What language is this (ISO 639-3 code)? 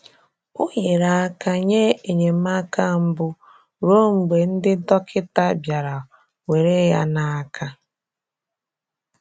ibo